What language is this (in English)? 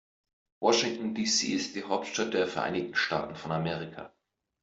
German